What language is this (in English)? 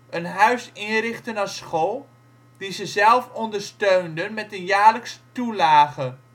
Dutch